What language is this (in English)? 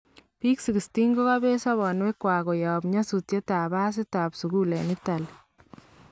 Kalenjin